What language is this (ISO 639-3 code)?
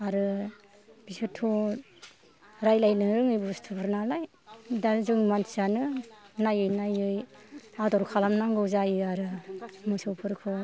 brx